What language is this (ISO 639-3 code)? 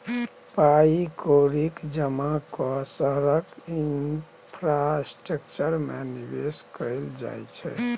mai